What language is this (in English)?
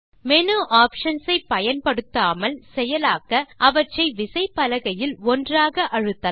Tamil